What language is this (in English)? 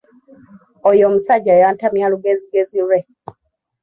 Ganda